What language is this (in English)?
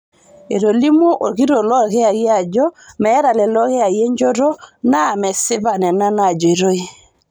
Masai